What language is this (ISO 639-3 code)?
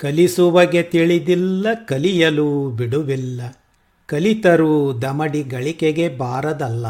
kan